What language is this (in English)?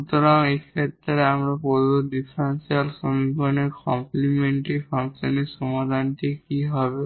Bangla